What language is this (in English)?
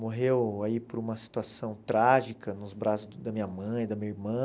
Portuguese